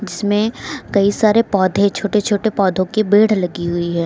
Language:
Hindi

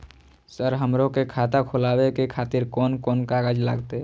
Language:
Maithili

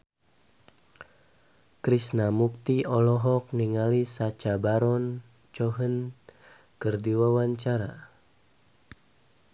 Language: Sundanese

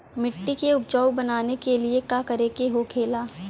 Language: Bhojpuri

